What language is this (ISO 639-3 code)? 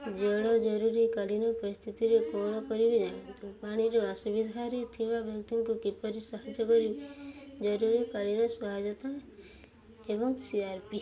ori